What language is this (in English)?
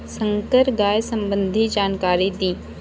Bhojpuri